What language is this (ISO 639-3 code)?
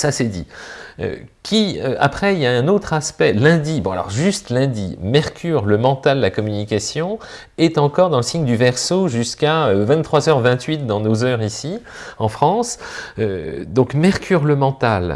fra